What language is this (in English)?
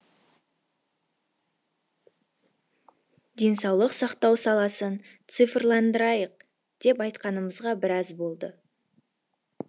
Kazakh